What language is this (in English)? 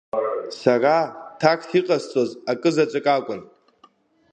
Abkhazian